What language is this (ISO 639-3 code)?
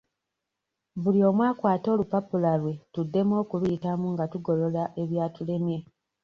lug